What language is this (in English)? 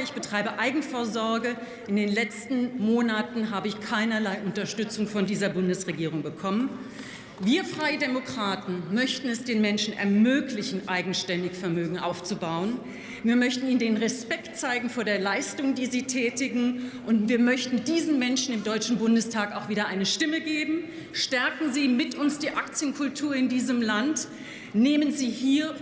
German